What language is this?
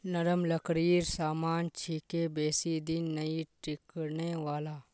Magahi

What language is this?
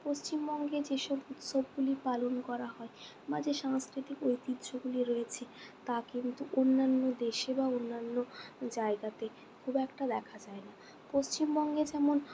Bangla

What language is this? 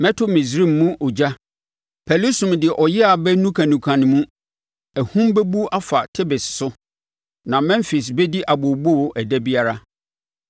Akan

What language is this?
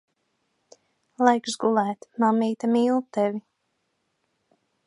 Latvian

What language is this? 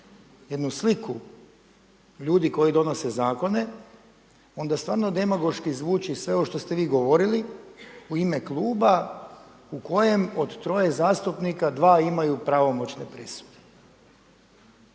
Croatian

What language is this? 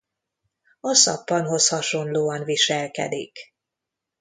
Hungarian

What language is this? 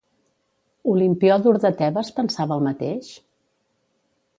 Catalan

